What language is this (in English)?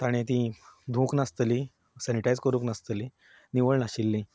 Konkani